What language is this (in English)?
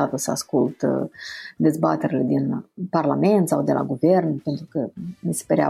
Romanian